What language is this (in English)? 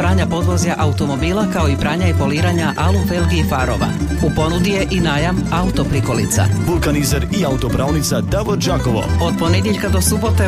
Croatian